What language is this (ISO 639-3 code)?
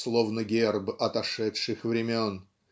rus